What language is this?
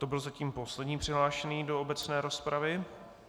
Czech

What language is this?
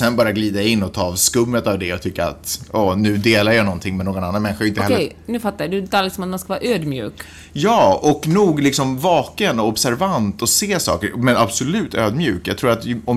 Swedish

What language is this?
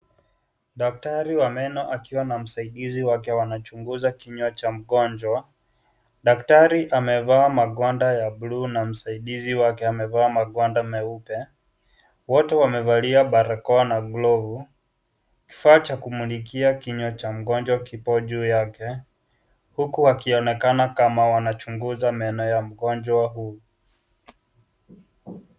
Swahili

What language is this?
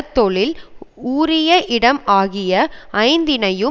Tamil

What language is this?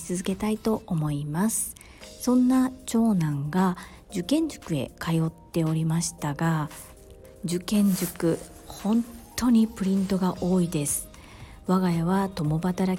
Japanese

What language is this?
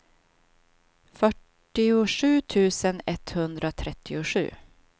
Swedish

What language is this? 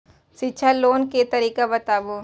Maithili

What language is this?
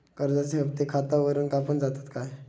Marathi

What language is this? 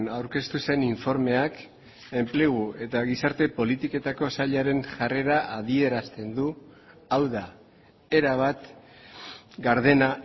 Basque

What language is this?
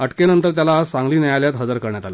Marathi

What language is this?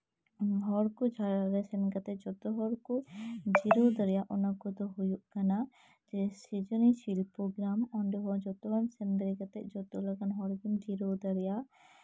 Santali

